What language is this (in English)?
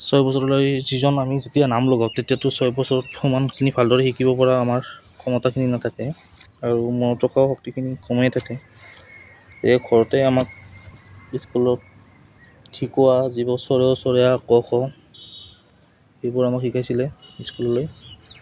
Assamese